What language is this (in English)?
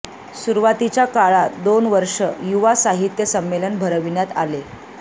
Marathi